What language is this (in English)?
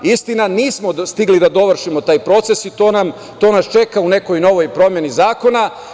Serbian